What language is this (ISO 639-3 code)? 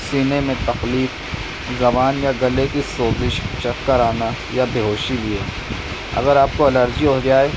urd